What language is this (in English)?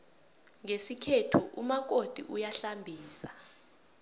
South Ndebele